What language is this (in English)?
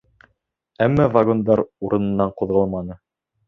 Bashkir